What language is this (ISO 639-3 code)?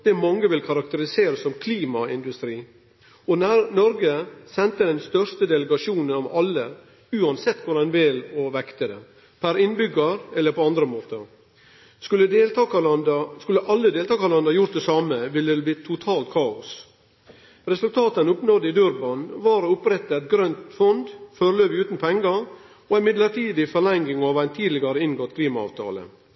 nno